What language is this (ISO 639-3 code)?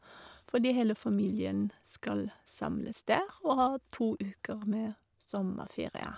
nor